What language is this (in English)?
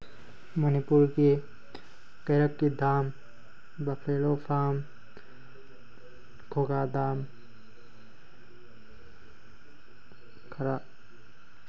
Manipuri